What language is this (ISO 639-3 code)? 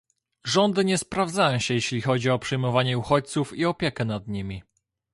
pol